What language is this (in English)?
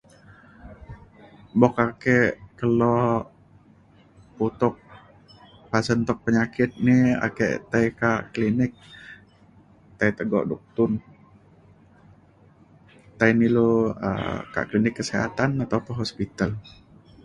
Mainstream Kenyah